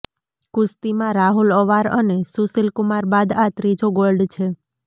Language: Gujarati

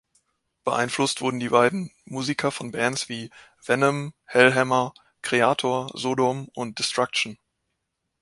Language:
German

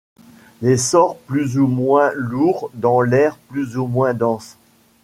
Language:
French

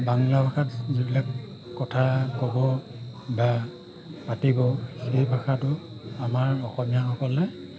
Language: Assamese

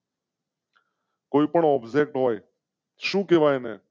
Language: Gujarati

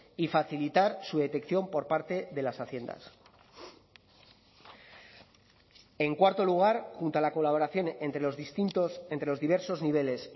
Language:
Spanish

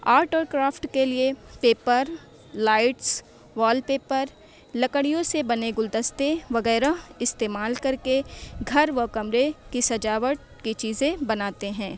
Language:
Urdu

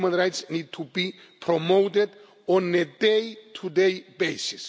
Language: English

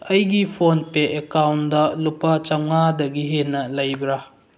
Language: Manipuri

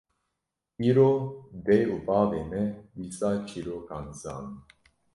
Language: Kurdish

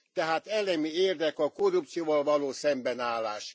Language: Hungarian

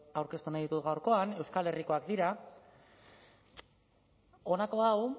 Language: Basque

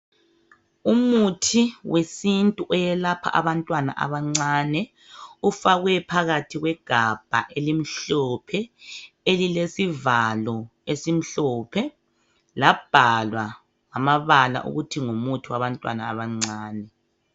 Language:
North Ndebele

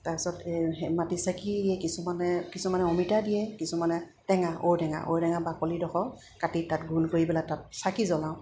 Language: Assamese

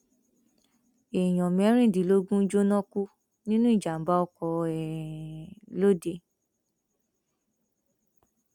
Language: Yoruba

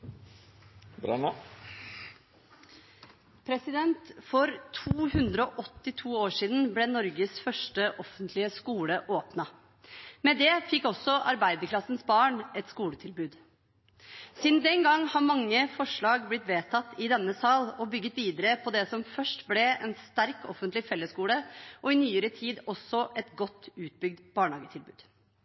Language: Norwegian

